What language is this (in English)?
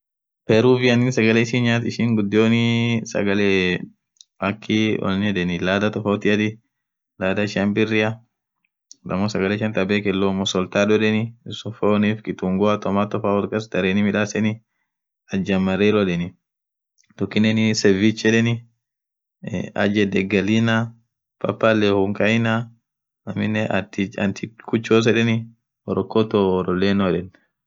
Orma